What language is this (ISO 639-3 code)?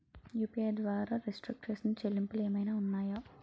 tel